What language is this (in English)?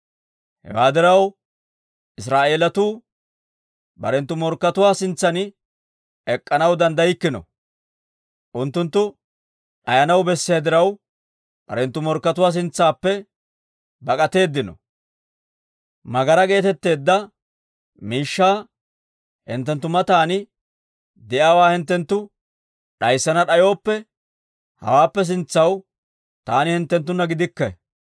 Dawro